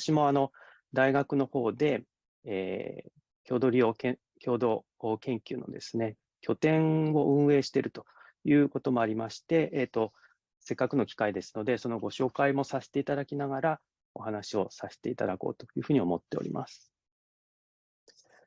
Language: Japanese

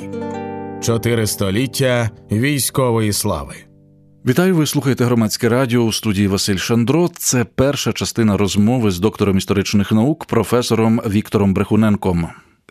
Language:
Ukrainian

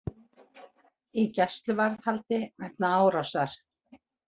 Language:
Icelandic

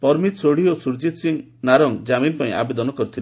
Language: Odia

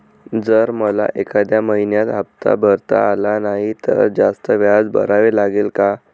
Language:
Marathi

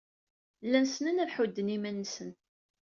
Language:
Kabyle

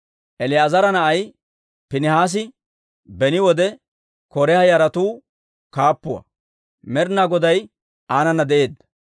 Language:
Dawro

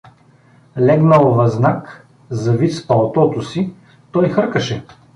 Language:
Bulgarian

